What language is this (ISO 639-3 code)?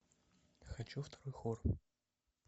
rus